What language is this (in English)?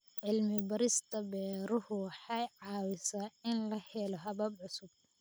Somali